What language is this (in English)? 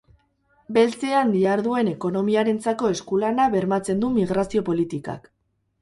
Basque